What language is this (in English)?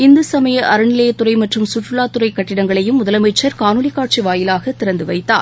Tamil